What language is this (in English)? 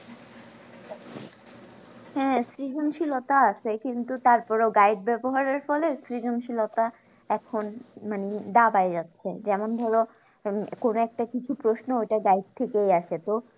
Bangla